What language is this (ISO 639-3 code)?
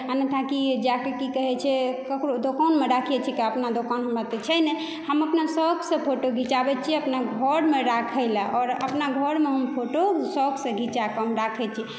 mai